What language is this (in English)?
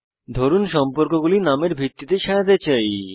Bangla